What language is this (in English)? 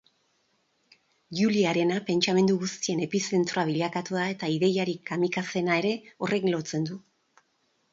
Basque